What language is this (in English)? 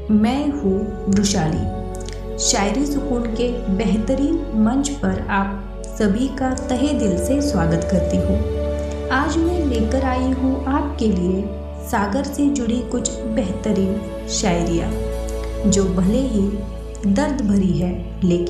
Hindi